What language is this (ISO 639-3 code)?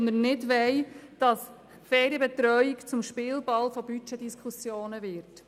gsw